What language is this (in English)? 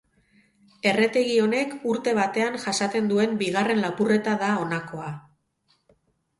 Basque